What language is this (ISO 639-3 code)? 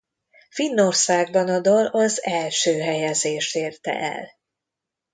hun